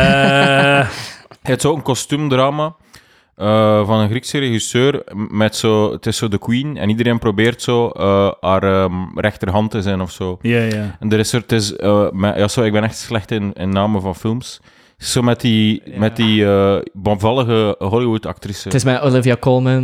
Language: Dutch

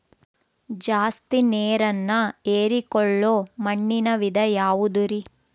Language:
Kannada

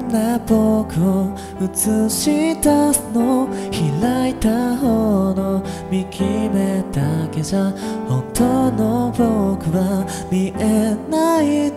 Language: Japanese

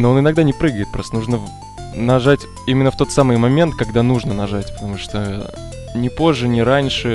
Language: Russian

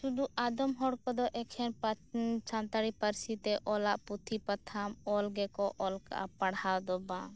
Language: Santali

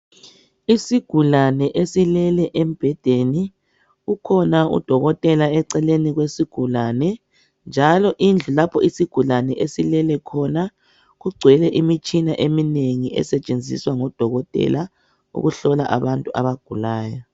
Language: North Ndebele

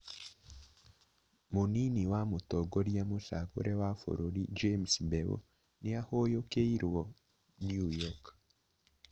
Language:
Kikuyu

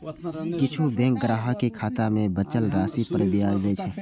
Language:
Maithili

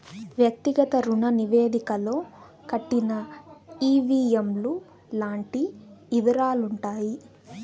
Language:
Telugu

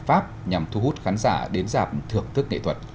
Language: Vietnamese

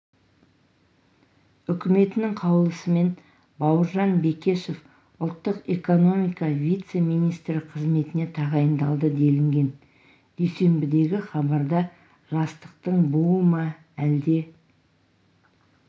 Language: Kazakh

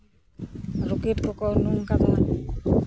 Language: Santali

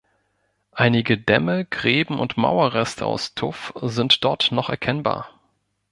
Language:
German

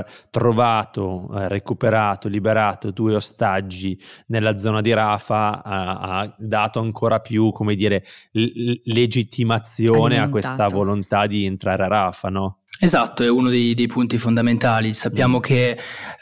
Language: Italian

